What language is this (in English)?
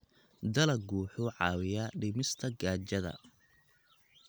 Somali